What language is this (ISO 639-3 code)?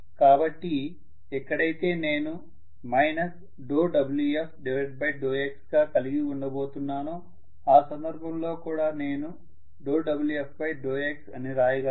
tel